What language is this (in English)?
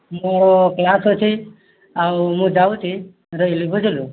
Odia